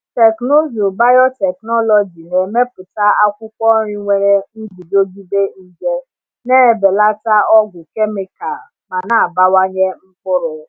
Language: Igbo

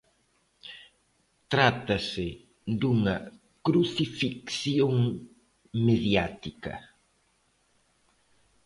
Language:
Galician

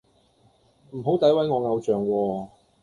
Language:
Cantonese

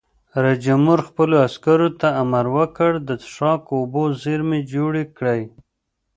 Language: Pashto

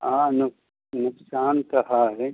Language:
Maithili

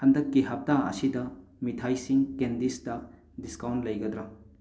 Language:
Manipuri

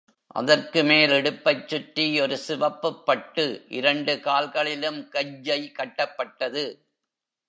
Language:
Tamil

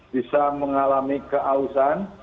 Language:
Indonesian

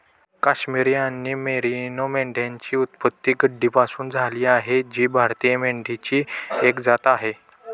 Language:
Marathi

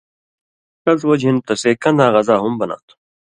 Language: Indus Kohistani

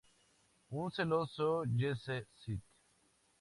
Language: Spanish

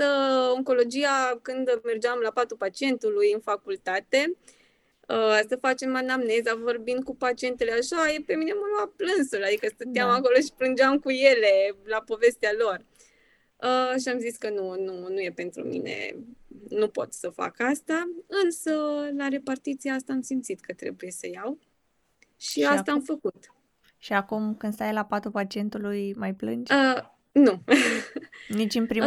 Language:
Romanian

